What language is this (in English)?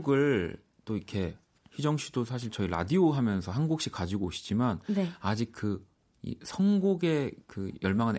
Korean